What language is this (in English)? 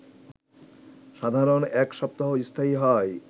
Bangla